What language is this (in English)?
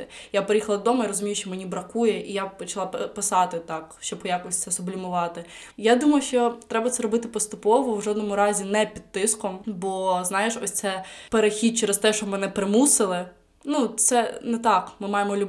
Ukrainian